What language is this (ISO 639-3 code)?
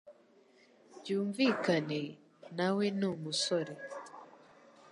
kin